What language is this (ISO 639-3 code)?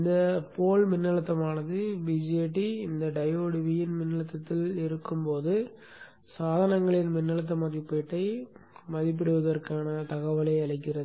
tam